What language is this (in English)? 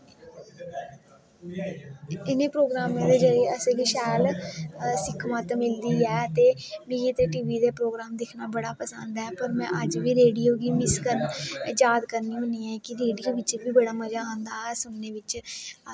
Dogri